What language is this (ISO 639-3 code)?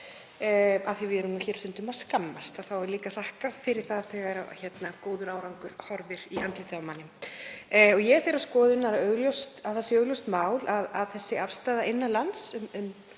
isl